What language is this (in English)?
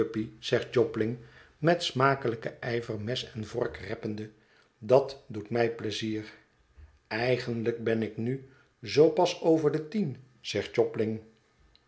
Dutch